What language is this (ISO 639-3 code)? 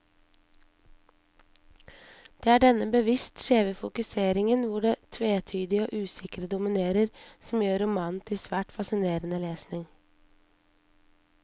nor